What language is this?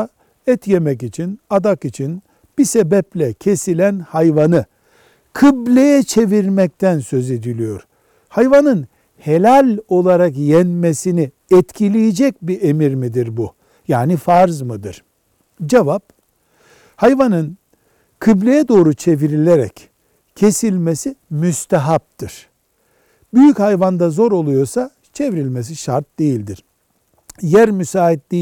Turkish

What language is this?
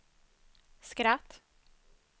Swedish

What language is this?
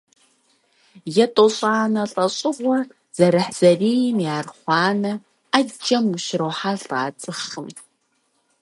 Kabardian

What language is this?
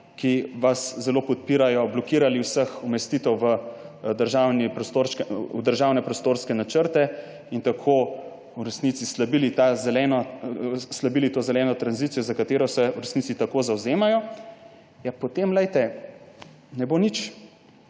Slovenian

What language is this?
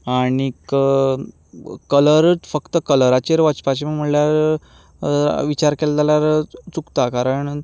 Konkani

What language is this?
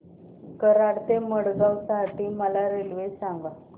Marathi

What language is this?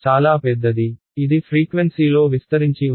Telugu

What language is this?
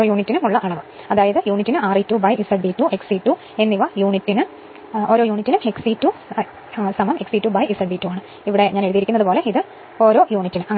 Malayalam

